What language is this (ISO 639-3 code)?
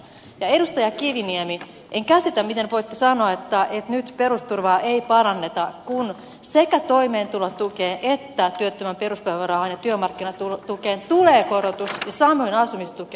fin